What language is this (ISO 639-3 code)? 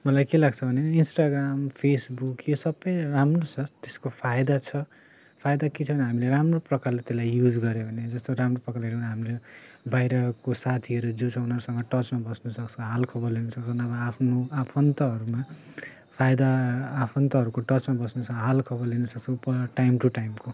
nep